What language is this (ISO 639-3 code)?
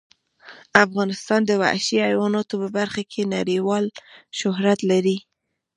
pus